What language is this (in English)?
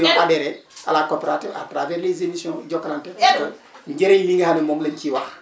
Wolof